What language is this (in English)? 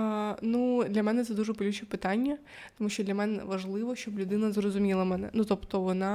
Ukrainian